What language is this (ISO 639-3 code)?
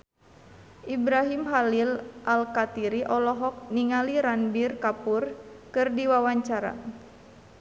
sun